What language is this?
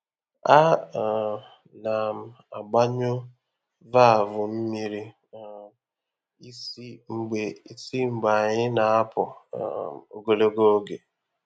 Igbo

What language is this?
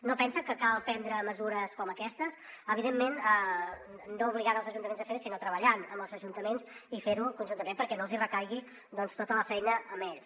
Catalan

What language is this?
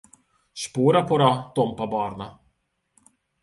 Hungarian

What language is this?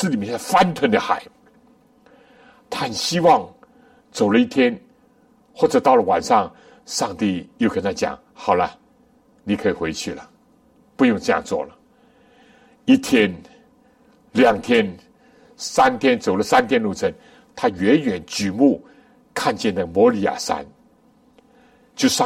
Chinese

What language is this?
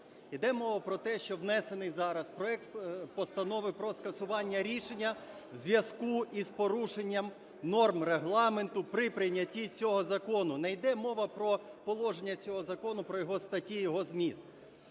Ukrainian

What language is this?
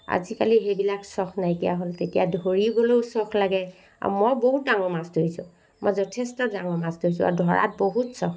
Assamese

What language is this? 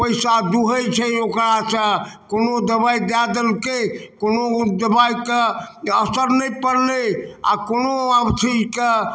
Maithili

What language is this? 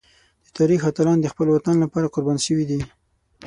Pashto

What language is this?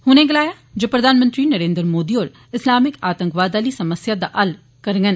Dogri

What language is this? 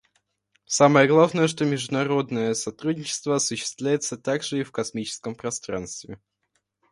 Russian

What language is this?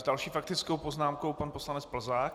Czech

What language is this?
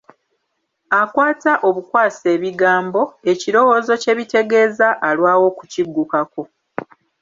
Ganda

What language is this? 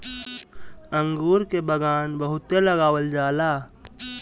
Bhojpuri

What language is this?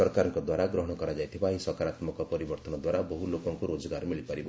Odia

